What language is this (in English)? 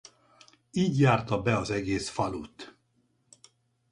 Hungarian